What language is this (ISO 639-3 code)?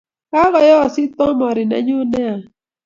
kln